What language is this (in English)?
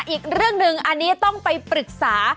Thai